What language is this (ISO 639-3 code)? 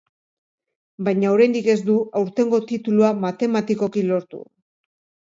eus